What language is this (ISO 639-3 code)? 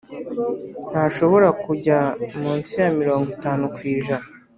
kin